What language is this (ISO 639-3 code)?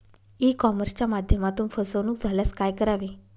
mar